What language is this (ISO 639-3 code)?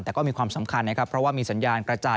tha